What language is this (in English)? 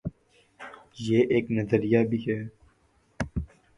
Urdu